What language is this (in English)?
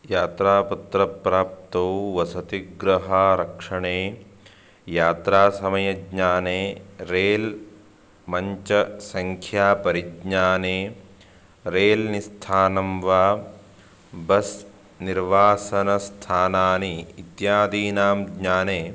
Sanskrit